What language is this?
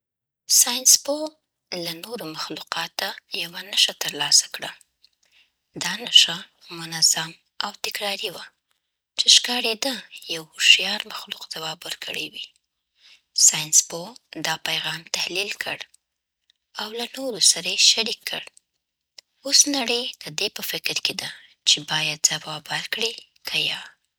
Southern Pashto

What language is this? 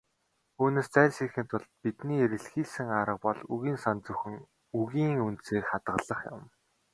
Mongolian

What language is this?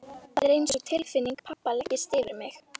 Icelandic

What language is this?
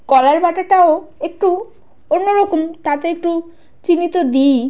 Bangla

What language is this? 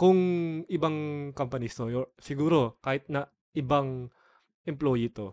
Filipino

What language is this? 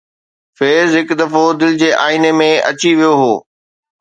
Sindhi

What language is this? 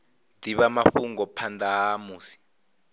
Venda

